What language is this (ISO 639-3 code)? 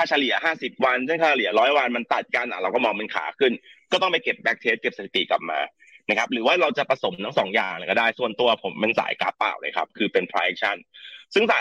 tha